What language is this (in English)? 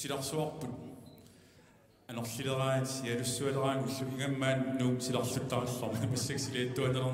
French